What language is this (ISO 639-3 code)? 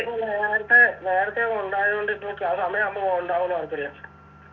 mal